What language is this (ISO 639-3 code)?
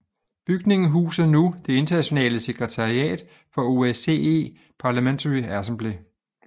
dan